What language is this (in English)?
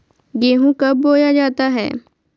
Magahi